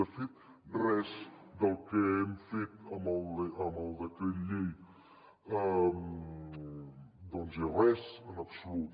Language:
Catalan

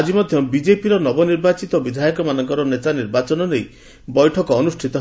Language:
Odia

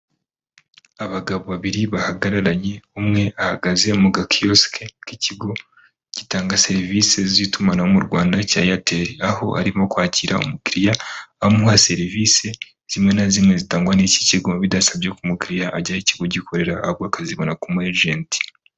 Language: Kinyarwanda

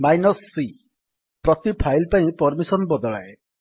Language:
Odia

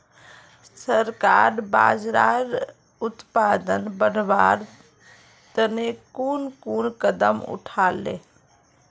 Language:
Magahi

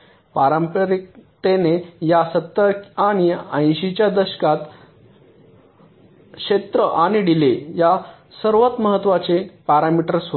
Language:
Marathi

